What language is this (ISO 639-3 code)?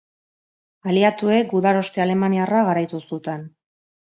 eus